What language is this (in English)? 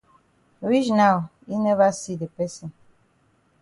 Cameroon Pidgin